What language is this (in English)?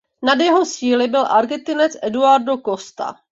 Czech